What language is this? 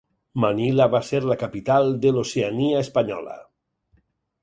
Catalan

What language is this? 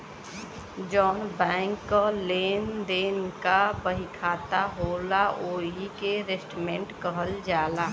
Bhojpuri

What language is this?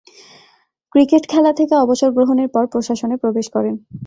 Bangla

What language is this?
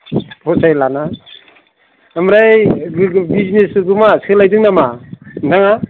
Bodo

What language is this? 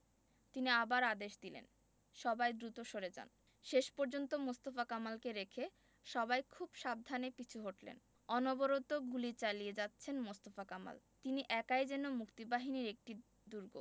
Bangla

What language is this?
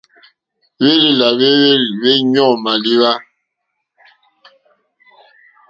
Mokpwe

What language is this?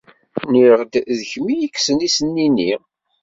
Kabyle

